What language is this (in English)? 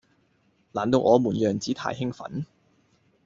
Cantonese